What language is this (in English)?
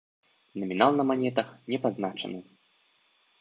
Belarusian